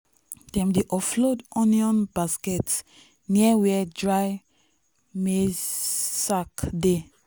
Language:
Nigerian Pidgin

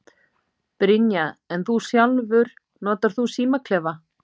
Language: Icelandic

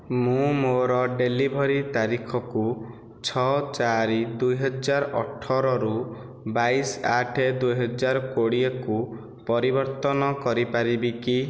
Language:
Odia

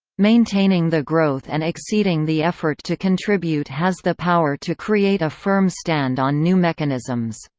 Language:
English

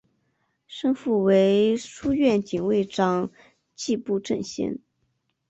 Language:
Chinese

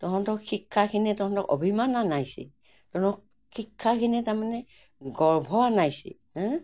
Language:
Assamese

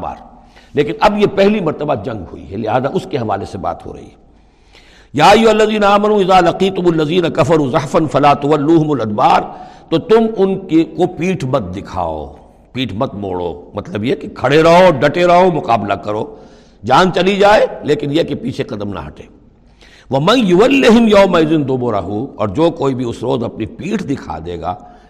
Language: Urdu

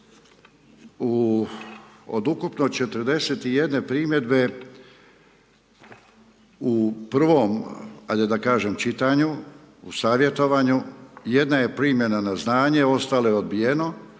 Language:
Croatian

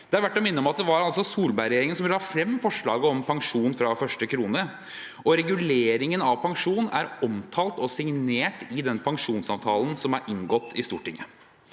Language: Norwegian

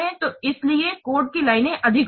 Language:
Hindi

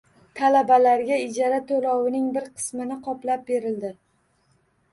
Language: Uzbek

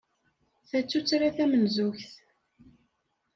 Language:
Kabyle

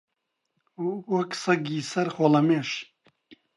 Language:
Central Kurdish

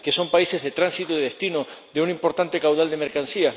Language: Spanish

